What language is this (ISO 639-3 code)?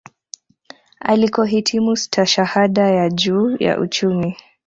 swa